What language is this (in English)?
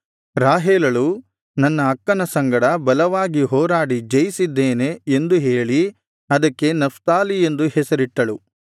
Kannada